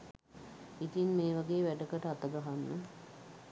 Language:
Sinhala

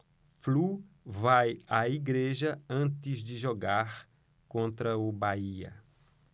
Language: Portuguese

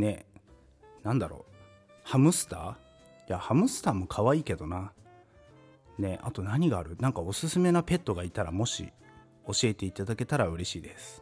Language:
Japanese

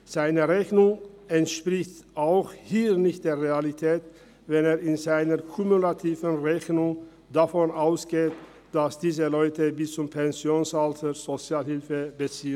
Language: Swiss German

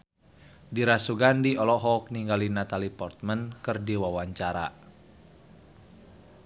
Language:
Sundanese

